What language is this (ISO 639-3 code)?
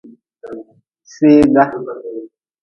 nmz